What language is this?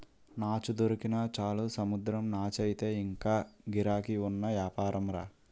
Telugu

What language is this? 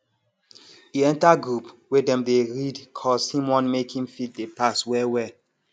Nigerian Pidgin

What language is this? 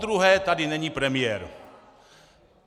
Czech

